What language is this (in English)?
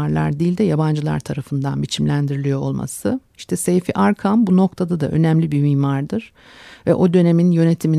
Turkish